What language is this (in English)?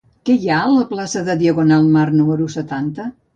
Catalan